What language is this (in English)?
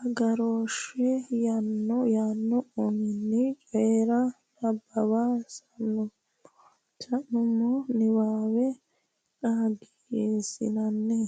Sidamo